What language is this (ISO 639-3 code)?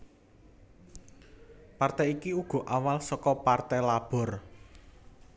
jav